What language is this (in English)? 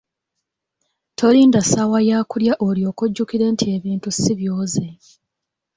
Ganda